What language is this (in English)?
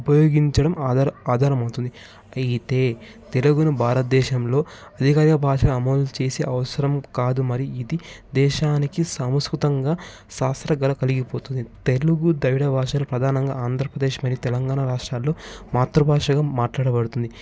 Telugu